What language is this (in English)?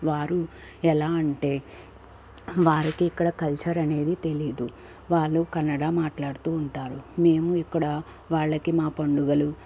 Telugu